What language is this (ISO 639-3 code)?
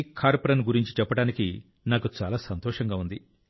tel